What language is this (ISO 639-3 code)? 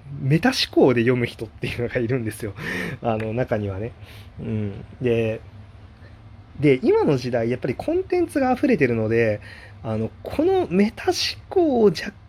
jpn